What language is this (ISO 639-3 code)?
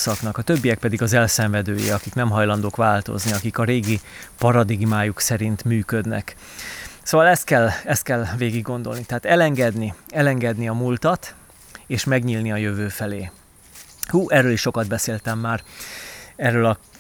hun